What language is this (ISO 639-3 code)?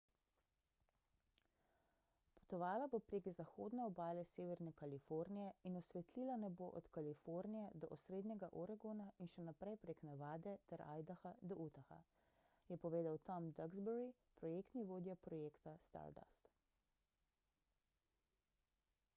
slv